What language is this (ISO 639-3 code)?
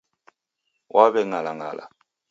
dav